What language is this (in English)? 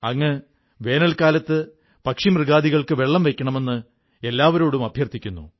Malayalam